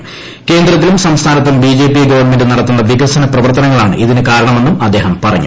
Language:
Malayalam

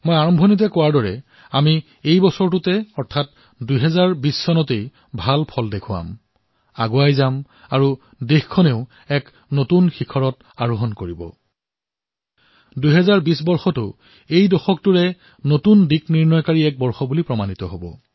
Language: Assamese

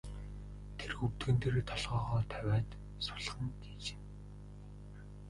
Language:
Mongolian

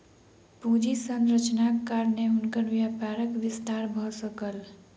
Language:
Maithili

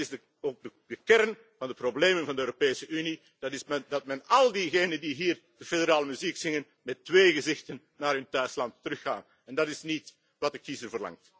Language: Dutch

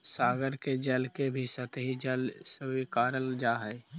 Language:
Magahi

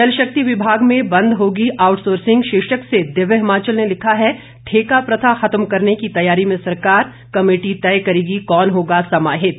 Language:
Hindi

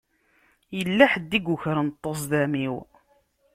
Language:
Kabyle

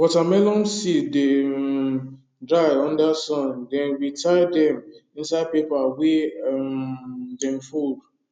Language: Nigerian Pidgin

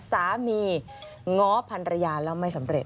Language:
Thai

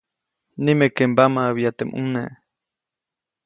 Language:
Copainalá Zoque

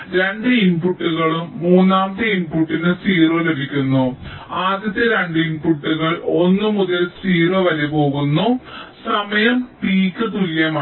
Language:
Malayalam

